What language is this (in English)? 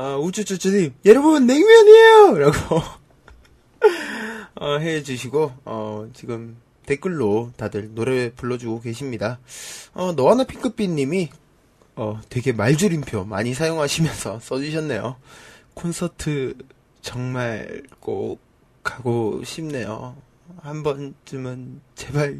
Korean